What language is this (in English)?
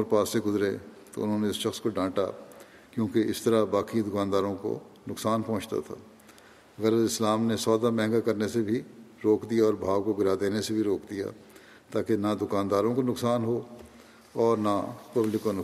Urdu